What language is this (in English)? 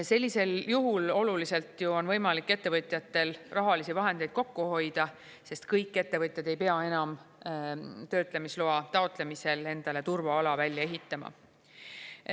Estonian